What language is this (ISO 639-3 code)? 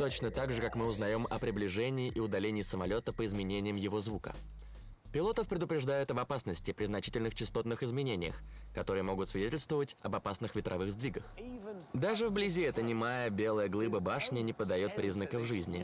rus